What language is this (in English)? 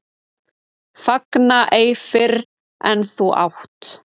Icelandic